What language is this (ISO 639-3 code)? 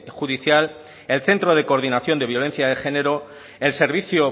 spa